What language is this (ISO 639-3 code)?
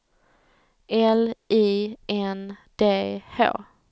swe